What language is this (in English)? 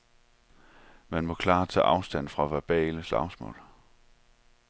Danish